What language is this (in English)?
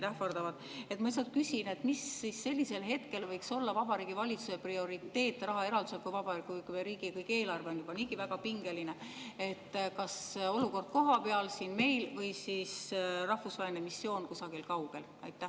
Estonian